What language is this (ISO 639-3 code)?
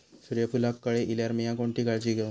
mar